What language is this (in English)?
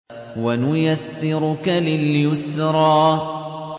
Arabic